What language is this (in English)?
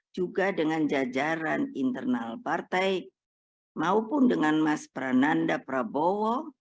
Indonesian